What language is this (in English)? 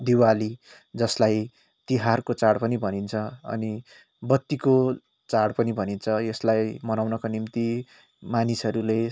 Nepali